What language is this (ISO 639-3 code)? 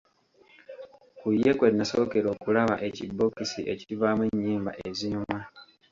lug